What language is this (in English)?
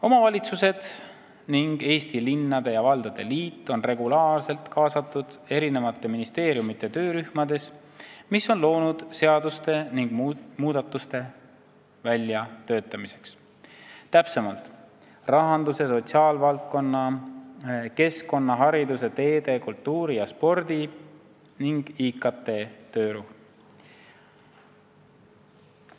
Estonian